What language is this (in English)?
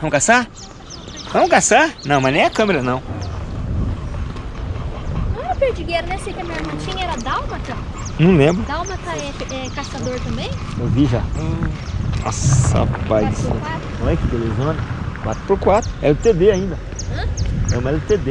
Portuguese